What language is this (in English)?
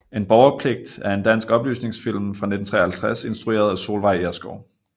Danish